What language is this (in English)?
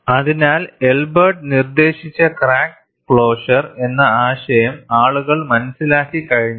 Malayalam